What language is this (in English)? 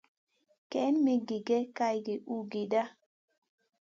Masana